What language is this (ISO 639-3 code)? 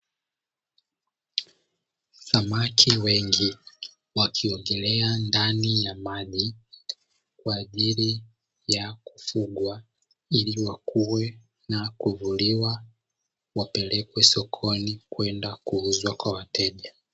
swa